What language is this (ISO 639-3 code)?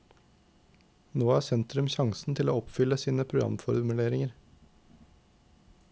nor